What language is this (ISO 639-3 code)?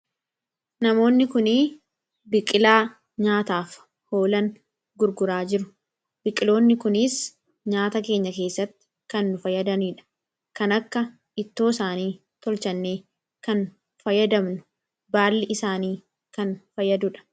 orm